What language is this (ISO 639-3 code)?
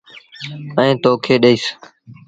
sbn